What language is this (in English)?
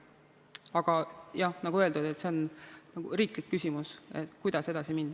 Estonian